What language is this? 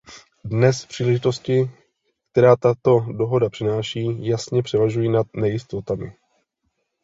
Czech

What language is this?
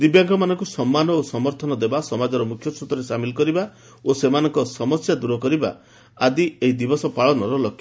Odia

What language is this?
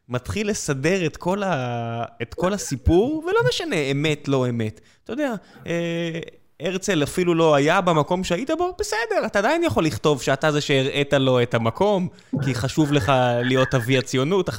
Hebrew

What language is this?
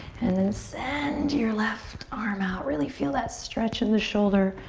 English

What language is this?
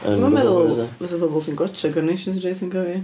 Welsh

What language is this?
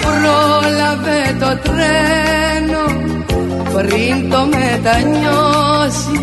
Greek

